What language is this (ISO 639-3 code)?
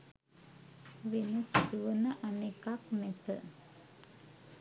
sin